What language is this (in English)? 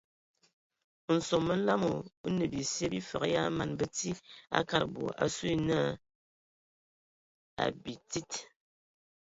Ewondo